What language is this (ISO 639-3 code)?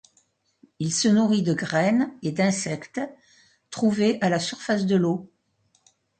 fra